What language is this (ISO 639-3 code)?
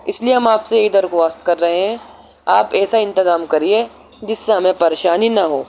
urd